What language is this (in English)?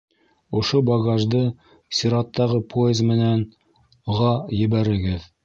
Bashkir